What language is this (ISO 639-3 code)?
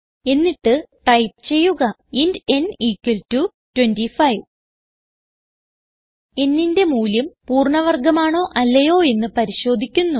mal